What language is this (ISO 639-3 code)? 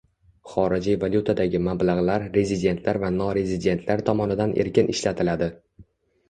uzb